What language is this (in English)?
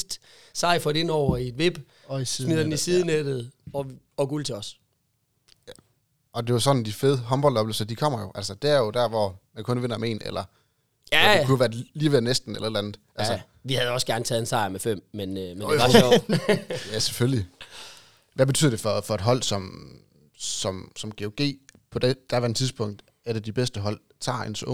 Danish